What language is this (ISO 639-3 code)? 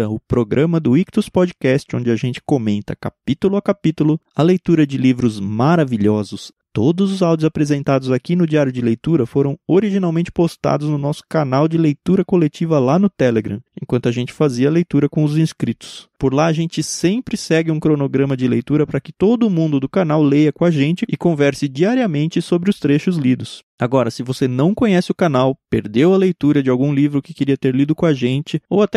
por